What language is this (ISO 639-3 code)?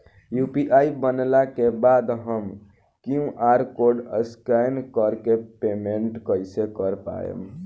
bho